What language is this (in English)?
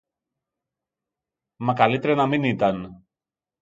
Greek